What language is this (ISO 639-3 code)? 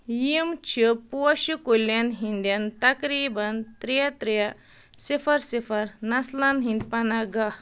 kas